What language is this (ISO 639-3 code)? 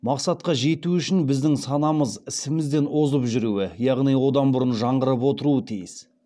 kaz